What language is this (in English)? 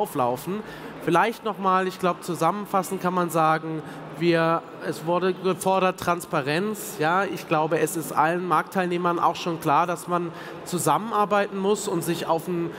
German